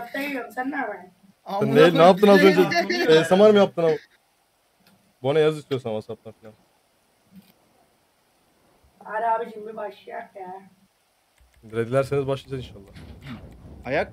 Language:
Turkish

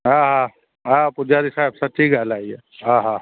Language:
Sindhi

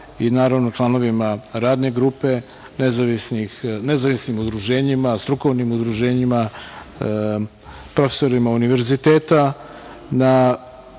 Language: Serbian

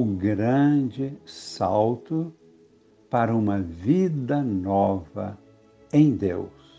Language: Portuguese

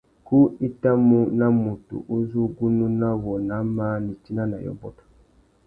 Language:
Tuki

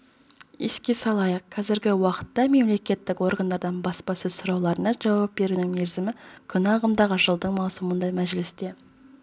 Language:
Kazakh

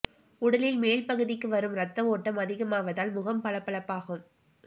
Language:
Tamil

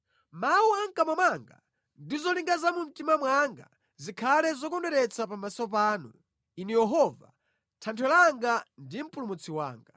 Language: Nyanja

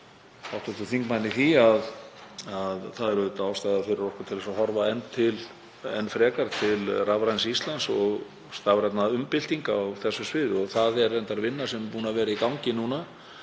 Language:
Icelandic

